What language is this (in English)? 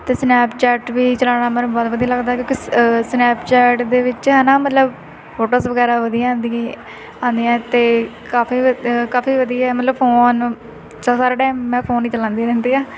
Punjabi